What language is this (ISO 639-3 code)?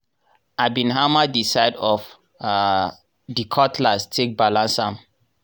pcm